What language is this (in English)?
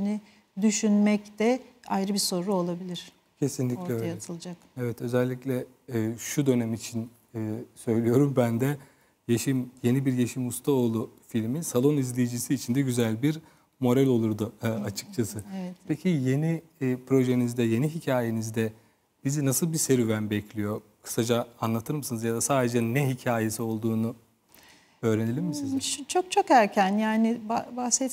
Turkish